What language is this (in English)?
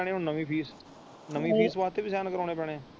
Punjabi